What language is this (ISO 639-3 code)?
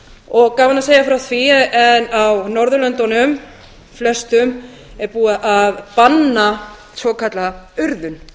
isl